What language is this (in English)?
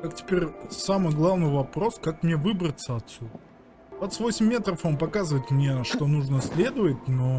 Russian